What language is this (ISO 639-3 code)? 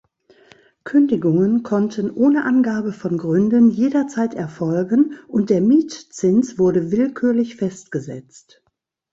deu